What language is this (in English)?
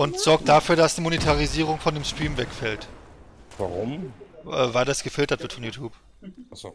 German